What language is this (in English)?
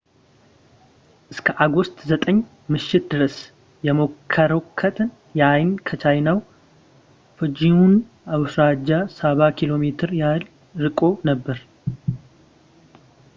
Amharic